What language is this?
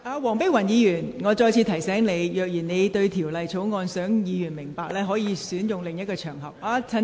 Cantonese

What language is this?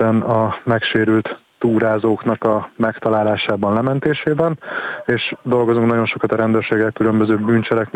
Hungarian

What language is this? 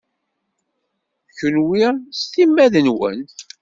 Kabyle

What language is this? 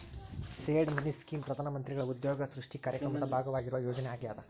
Kannada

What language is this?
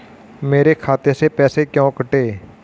Hindi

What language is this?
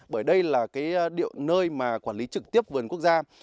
Vietnamese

